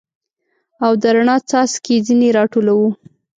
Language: Pashto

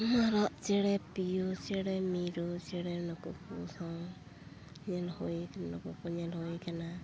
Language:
Santali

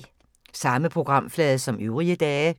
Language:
Danish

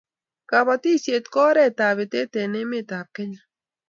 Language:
Kalenjin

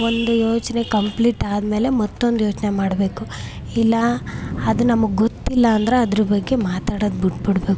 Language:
Kannada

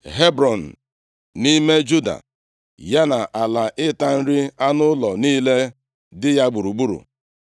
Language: Igbo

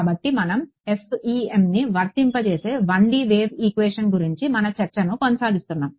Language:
Telugu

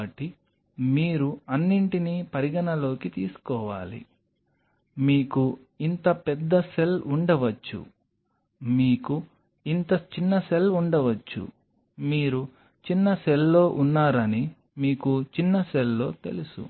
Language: Telugu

